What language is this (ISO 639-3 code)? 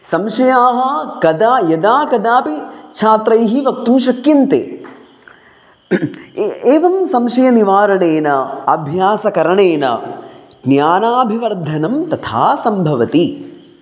san